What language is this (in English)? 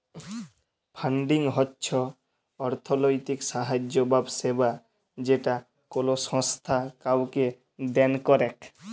Bangla